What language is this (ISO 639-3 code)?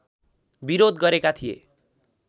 nep